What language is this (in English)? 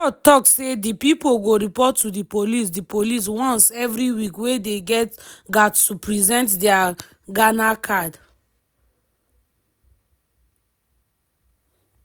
Nigerian Pidgin